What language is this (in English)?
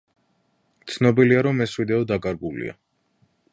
Georgian